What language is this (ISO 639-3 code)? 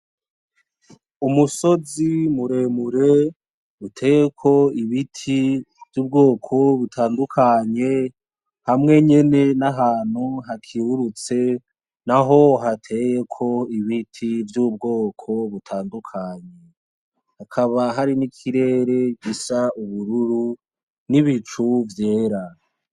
run